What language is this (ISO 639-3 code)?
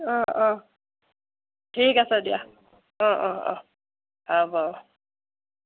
asm